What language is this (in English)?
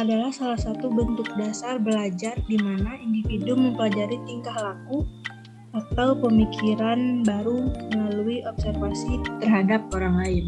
Indonesian